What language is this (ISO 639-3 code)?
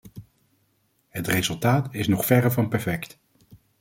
nld